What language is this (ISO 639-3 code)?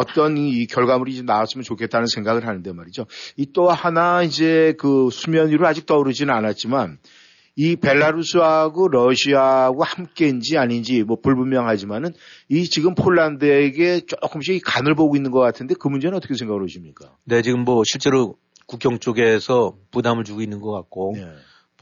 kor